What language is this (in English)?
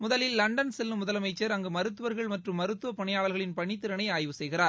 Tamil